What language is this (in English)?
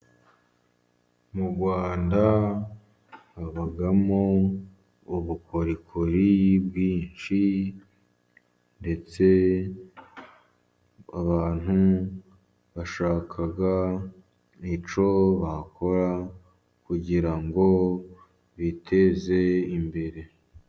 Kinyarwanda